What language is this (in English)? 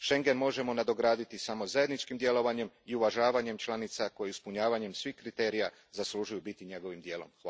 Croatian